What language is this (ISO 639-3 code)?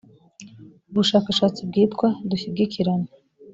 kin